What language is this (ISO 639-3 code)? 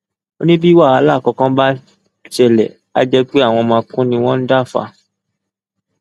yor